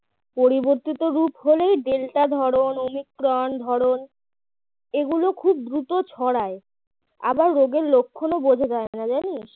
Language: Bangla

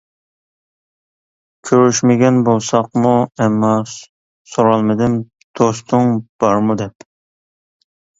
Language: Uyghur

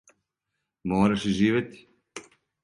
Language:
Serbian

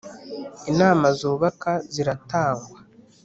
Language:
Kinyarwanda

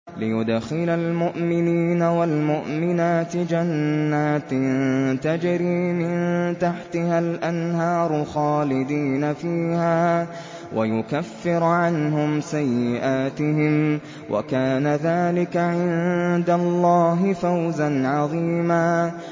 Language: Arabic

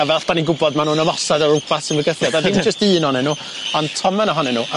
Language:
Welsh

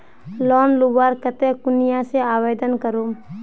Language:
Magahi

